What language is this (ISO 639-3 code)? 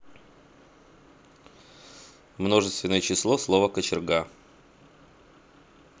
rus